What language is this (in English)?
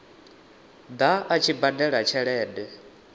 Venda